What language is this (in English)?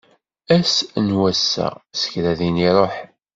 Kabyle